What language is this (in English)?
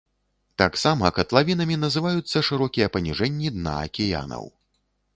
Belarusian